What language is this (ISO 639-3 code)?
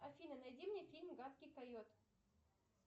rus